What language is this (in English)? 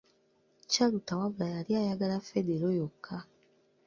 Ganda